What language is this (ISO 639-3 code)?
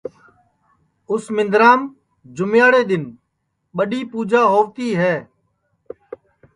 ssi